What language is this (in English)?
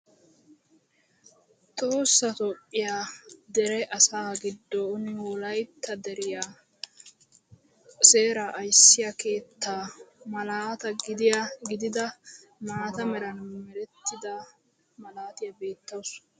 Wolaytta